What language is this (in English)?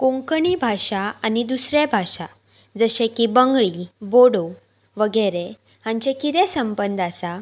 Konkani